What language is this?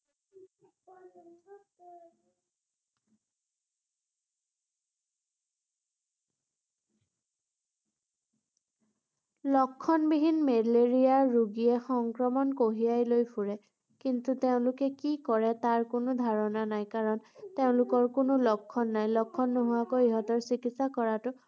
Assamese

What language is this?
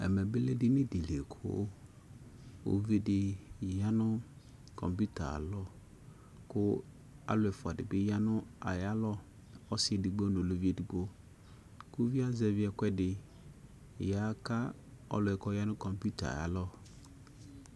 Ikposo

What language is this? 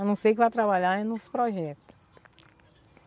Portuguese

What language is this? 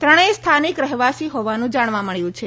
Gujarati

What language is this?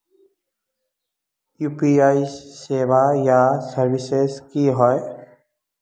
Magahi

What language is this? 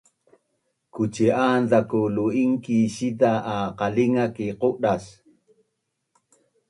Bunun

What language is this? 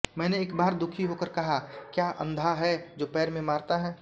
Hindi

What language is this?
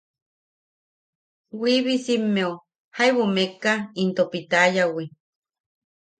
Yaqui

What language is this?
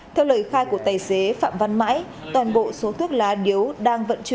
Vietnamese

